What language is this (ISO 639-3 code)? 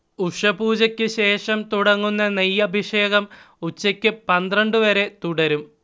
mal